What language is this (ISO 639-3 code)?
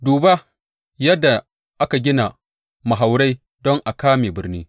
hau